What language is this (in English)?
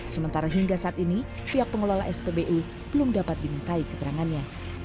Indonesian